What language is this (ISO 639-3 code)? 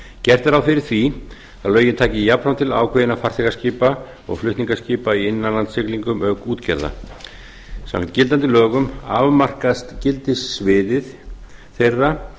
isl